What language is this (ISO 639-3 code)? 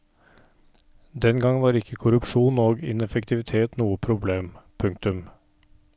nor